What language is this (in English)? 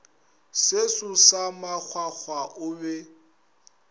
Northern Sotho